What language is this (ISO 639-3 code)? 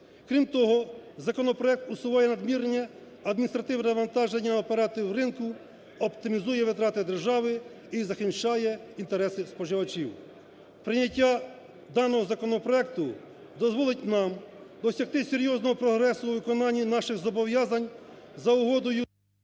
ukr